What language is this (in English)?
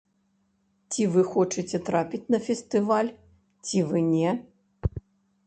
Belarusian